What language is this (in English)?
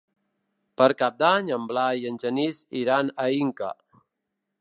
Catalan